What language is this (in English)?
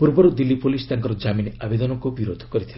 Odia